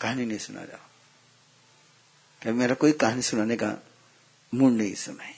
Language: Hindi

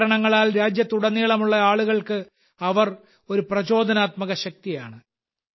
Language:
Malayalam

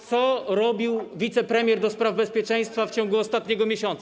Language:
Polish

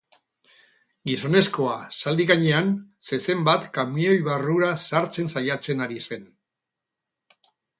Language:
Basque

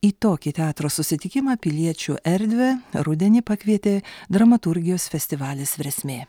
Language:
Lithuanian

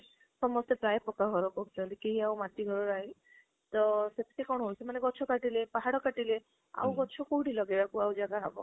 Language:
Odia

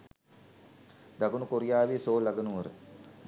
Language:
Sinhala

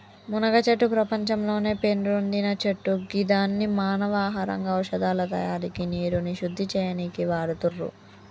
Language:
Telugu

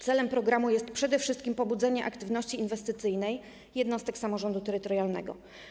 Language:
Polish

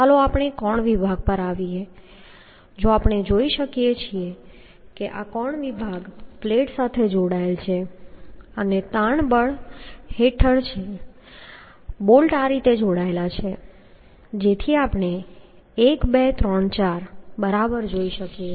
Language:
Gujarati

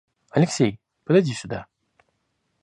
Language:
Russian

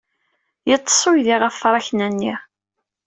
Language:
Kabyle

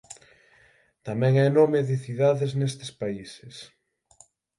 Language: Galician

